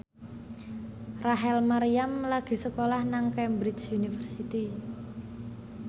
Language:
Javanese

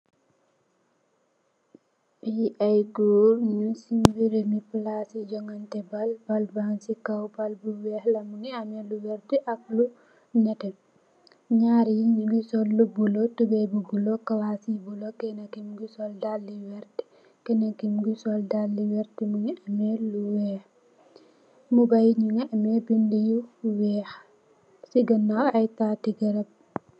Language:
Wolof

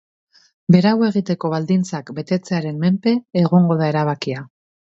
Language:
Basque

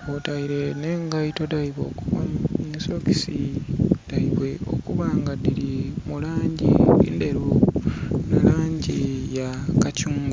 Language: Soga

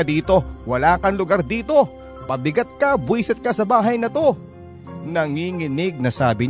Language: Filipino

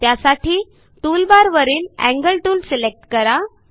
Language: Marathi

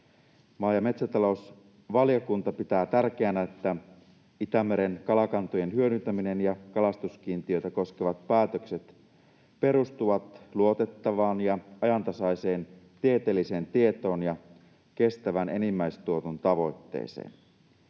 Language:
Finnish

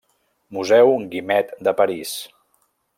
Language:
Catalan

